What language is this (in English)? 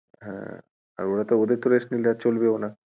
Bangla